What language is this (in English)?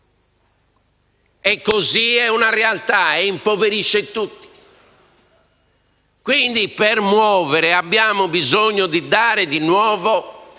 Italian